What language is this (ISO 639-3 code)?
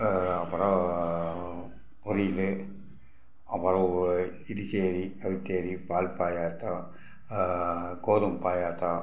tam